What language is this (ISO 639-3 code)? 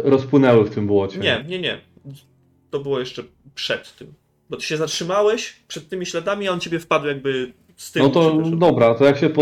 pol